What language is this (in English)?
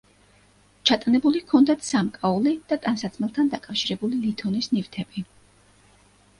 Georgian